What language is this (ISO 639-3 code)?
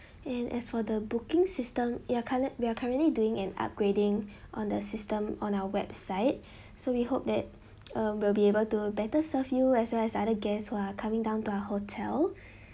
eng